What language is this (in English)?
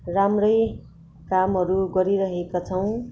Nepali